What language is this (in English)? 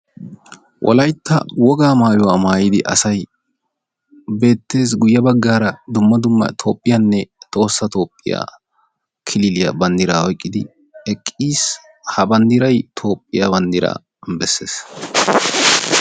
Wolaytta